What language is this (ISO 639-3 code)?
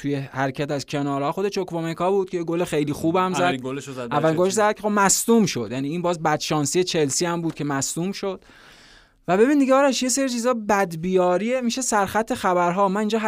fas